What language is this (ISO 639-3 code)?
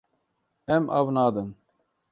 kur